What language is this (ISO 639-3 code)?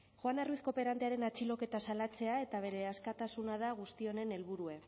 eus